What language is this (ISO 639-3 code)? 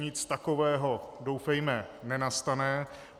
ces